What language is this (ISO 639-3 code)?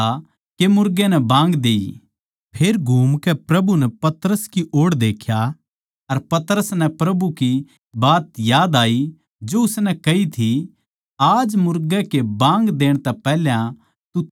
bgc